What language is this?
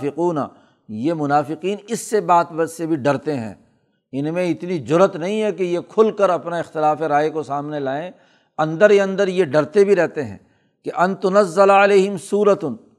Urdu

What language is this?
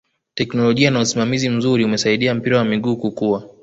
Swahili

